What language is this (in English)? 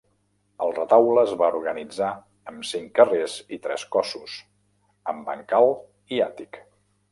Catalan